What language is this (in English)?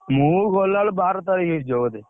Odia